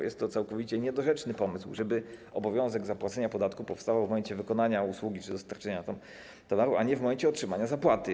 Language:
Polish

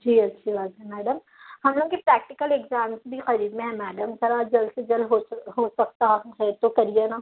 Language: Urdu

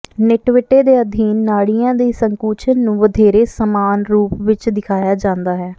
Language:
Punjabi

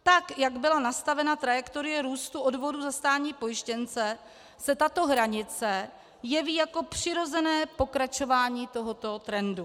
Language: Czech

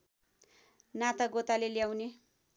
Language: Nepali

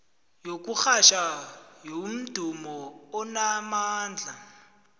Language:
South Ndebele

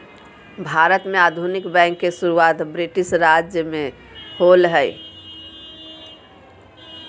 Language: Magahi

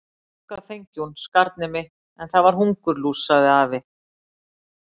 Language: Icelandic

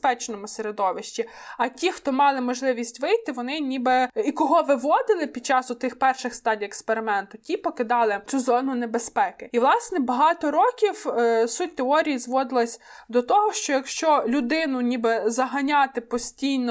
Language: Ukrainian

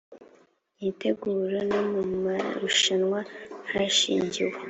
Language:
Kinyarwanda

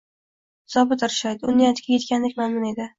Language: Uzbek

